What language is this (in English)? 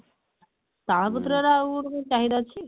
Odia